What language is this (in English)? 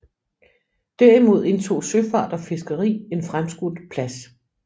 Danish